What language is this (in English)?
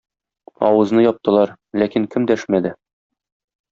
Tatar